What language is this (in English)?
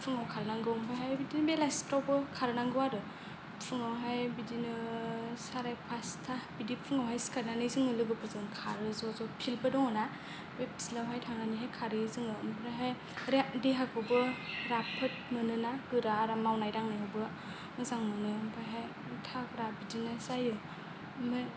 Bodo